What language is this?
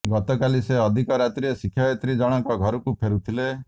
Odia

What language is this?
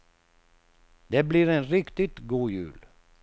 Swedish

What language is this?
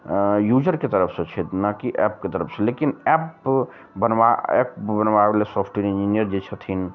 Maithili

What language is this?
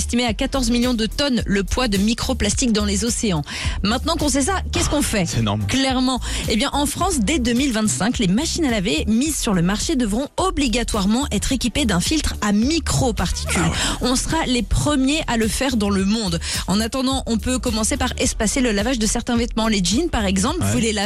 French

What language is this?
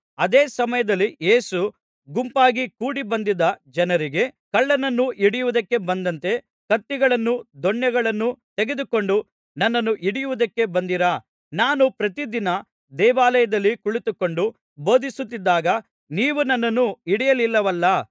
Kannada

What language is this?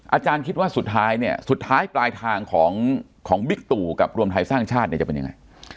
Thai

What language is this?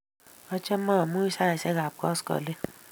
Kalenjin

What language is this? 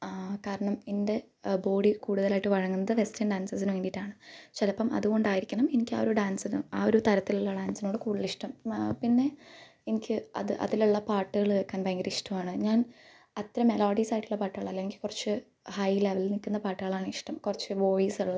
Malayalam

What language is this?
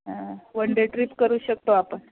Marathi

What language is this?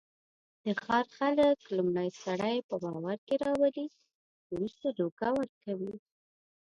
Pashto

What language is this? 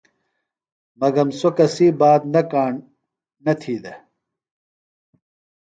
Phalura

